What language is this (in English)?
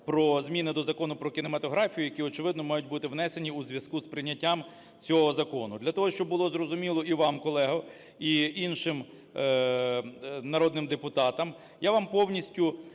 Ukrainian